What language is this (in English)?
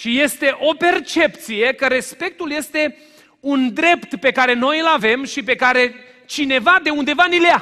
Romanian